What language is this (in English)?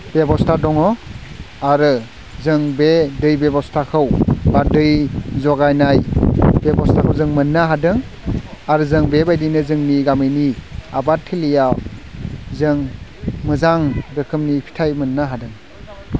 Bodo